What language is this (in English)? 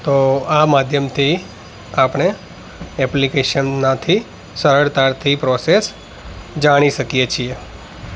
Gujarati